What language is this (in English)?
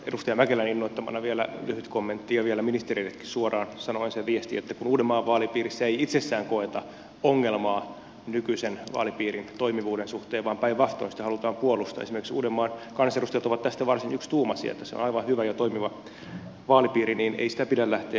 Finnish